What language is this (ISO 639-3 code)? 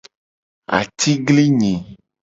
gej